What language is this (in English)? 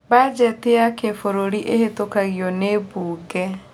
Kikuyu